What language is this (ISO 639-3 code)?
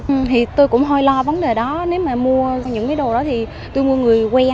vie